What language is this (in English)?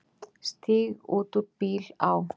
Icelandic